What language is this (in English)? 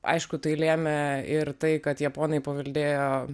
Lithuanian